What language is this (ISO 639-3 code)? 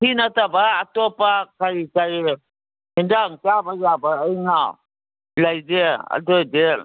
mni